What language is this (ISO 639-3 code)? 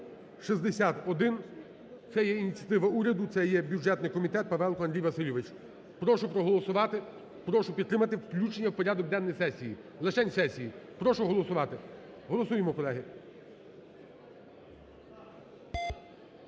ukr